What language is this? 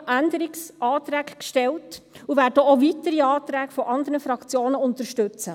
Swiss German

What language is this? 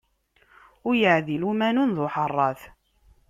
Kabyle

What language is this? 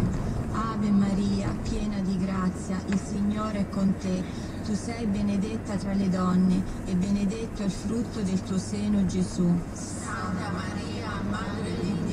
Italian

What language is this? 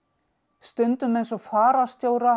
Icelandic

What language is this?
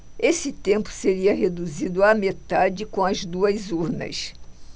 Portuguese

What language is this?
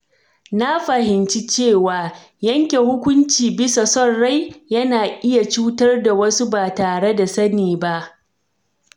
Hausa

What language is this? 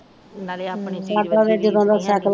Punjabi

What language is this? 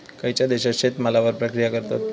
Marathi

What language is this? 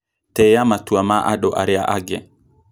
Kikuyu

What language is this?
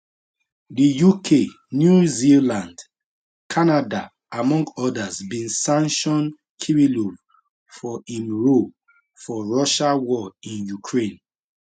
Nigerian Pidgin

